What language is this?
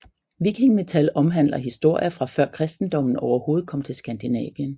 Danish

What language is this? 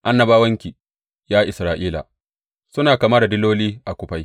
Hausa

